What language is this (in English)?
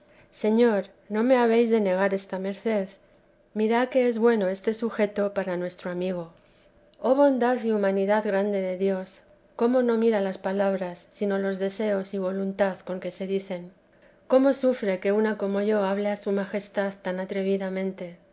Spanish